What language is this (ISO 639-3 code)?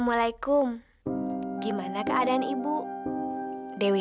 ind